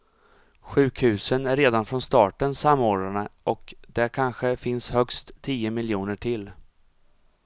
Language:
Swedish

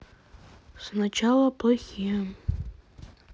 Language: Russian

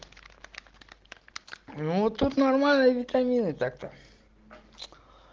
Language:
Russian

